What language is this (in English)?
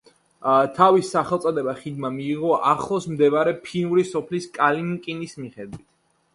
Georgian